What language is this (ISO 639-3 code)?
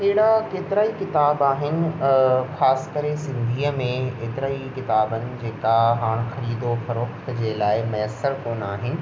snd